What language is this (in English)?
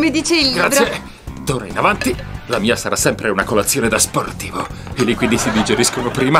Italian